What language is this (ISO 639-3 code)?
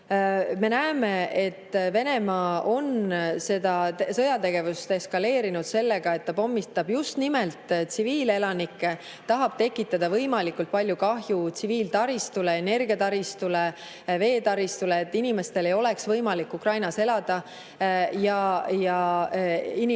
est